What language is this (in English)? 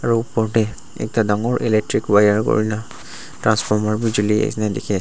Naga Pidgin